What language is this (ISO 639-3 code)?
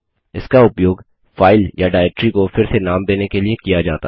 hin